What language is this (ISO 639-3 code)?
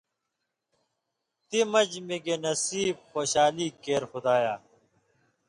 mvy